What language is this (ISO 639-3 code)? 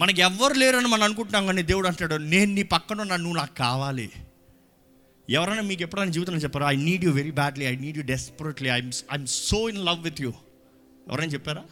tel